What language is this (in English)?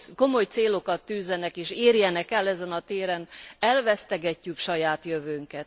Hungarian